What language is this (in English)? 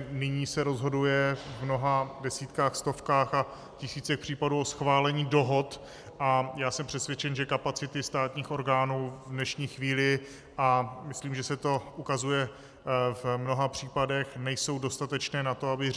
Czech